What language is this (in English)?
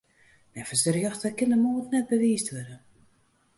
Western Frisian